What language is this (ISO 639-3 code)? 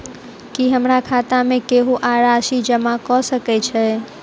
mai